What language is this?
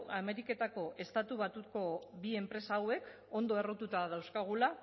Basque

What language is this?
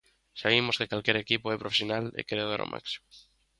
Galician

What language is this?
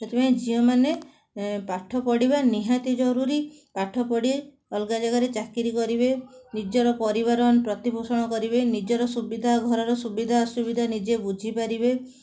Odia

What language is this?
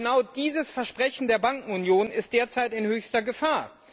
German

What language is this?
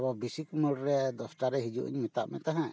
Santali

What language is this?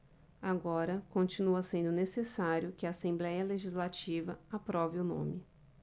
Portuguese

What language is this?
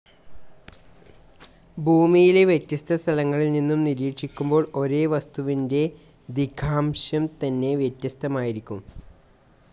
Malayalam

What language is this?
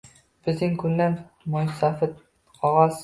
Uzbek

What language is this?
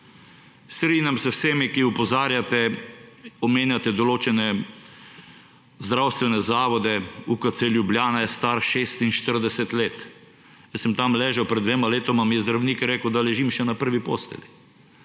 Slovenian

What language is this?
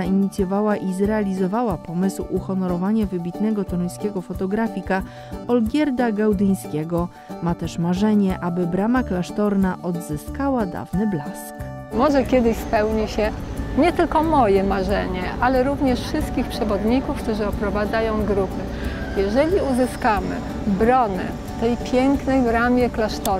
Polish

